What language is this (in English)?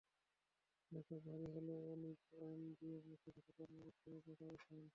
Bangla